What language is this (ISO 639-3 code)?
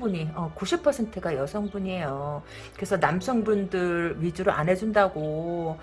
kor